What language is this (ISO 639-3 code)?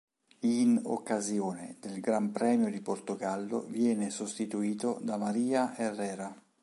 ita